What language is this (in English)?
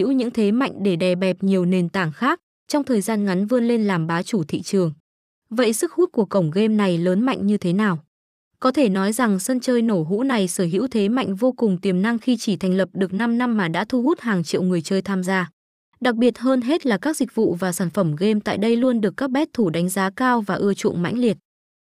Vietnamese